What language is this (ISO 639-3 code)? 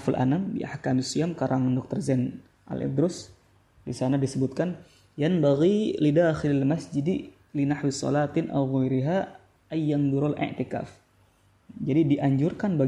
ind